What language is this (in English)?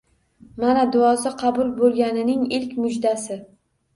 Uzbek